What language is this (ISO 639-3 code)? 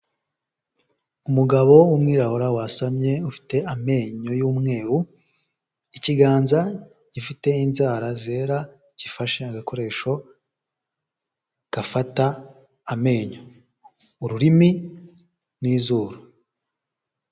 kin